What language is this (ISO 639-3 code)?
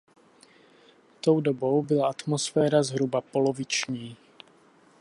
ces